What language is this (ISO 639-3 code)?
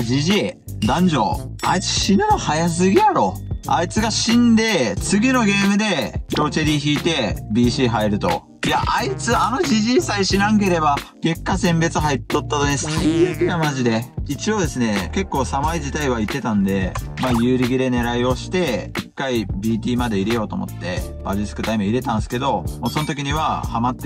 jpn